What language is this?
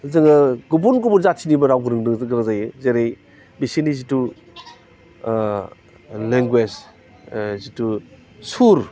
Bodo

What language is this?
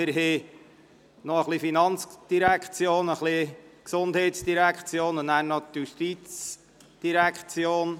Swiss German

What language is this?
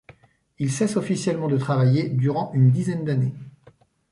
French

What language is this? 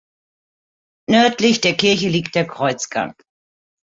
German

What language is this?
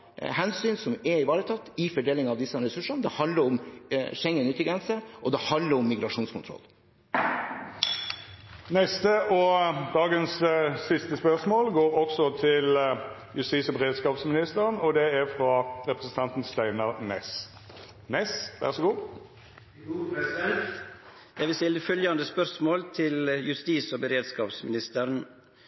Norwegian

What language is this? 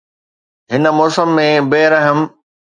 Sindhi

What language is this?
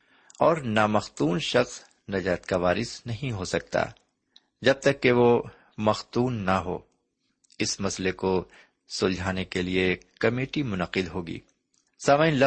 Urdu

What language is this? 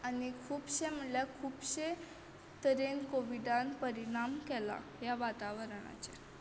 Konkani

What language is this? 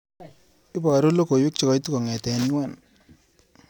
Kalenjin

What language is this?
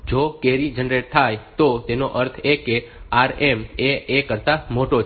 Gujarati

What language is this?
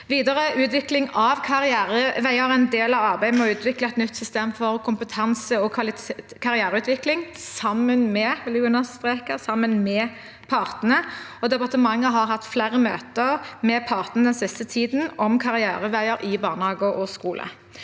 Norwegian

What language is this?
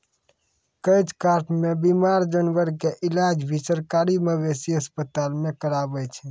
Maithili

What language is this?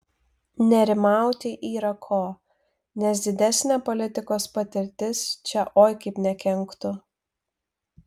Lithuanian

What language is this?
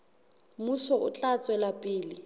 Southern Sotho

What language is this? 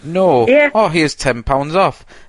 Welsh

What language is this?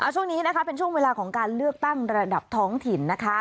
Thai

